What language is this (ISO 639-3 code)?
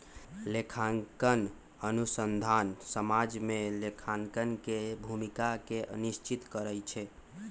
mag